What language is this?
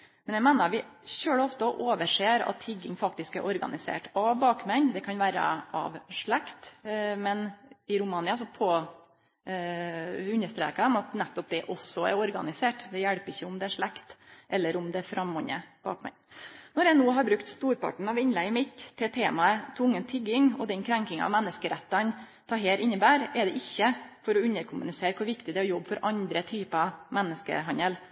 Norwegian Nynorsk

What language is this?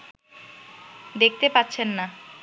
Bangla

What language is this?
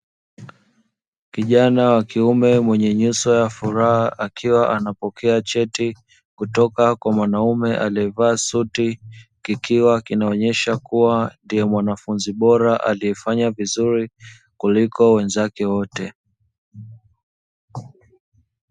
Swahili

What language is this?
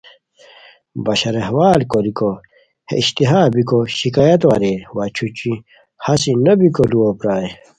Khowar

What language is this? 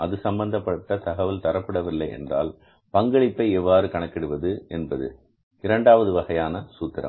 Tamil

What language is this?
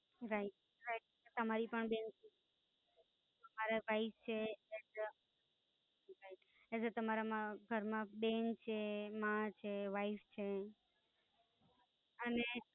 Gujarati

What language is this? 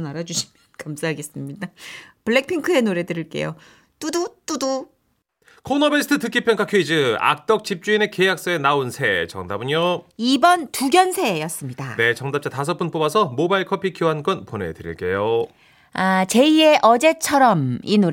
Korean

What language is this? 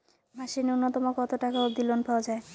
Bangla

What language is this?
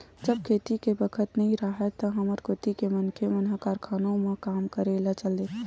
Chhattisgarhi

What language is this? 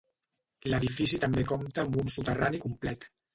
Catalan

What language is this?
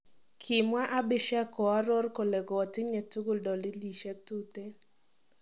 Kalenjin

